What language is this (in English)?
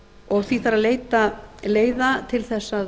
Icelandic